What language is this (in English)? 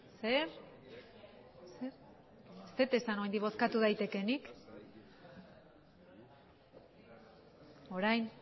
Basque